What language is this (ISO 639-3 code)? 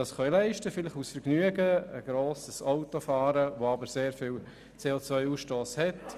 gsw